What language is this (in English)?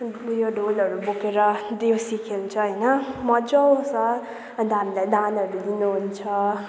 Nepali